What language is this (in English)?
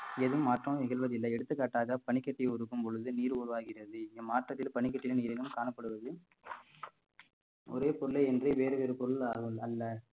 Tamil